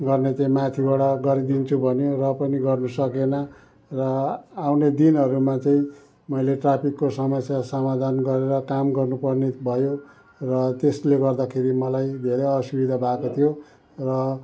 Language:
Nepali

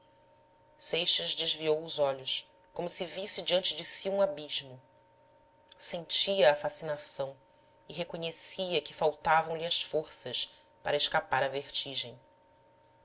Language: Portuguese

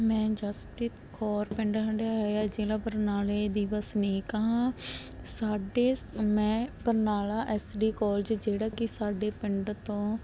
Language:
Punjabi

